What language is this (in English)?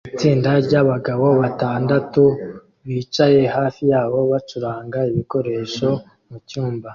Kinyarwanda